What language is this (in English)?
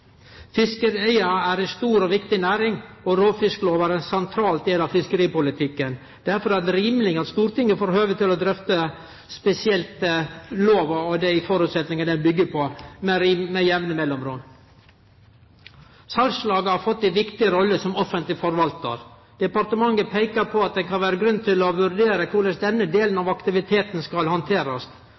Norwegian Nynorsk